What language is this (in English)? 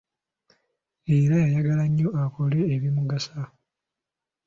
Ganda